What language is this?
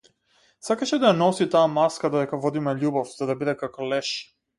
Macedonian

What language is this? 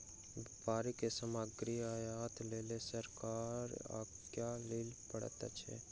Maithili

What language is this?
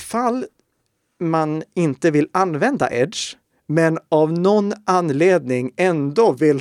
Swedish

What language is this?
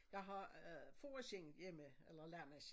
Danish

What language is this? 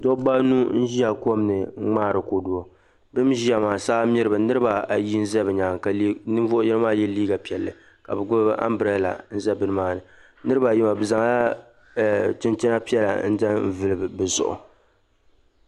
Dagbani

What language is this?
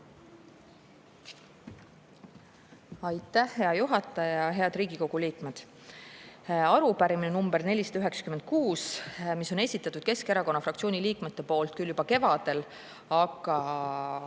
Estonian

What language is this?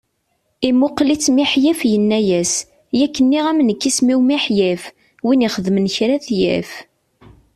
Kabyle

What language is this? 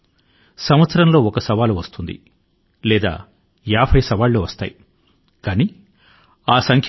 Telugu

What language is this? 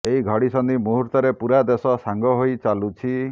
Odia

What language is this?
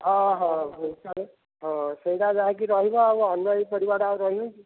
Odia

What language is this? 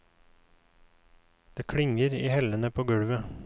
Norwegian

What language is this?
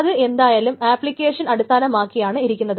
Malayalam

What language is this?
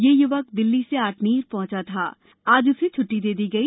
Hindi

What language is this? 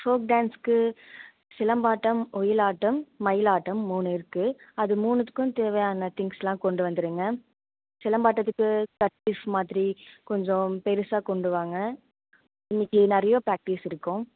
Tamil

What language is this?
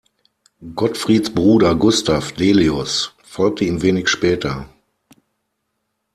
German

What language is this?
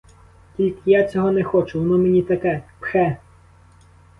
Ukrainian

